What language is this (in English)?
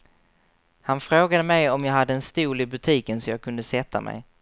Swedish